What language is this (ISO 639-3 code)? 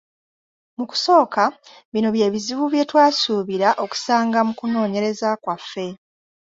lug